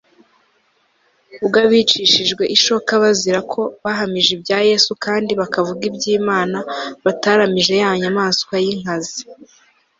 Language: Kinyarwanda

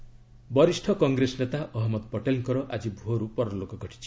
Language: Odia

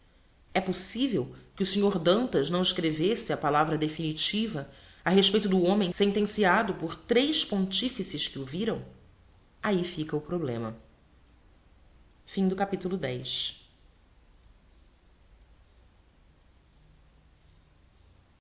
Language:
Portuguese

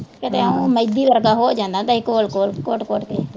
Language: Punjabi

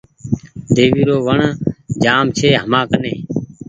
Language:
Goaria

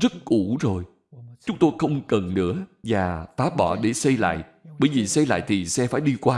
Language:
Vietnamese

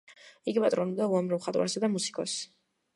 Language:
Georgian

